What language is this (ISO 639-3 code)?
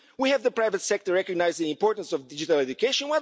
eng